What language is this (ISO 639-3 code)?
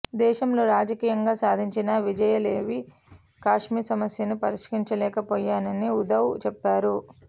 tel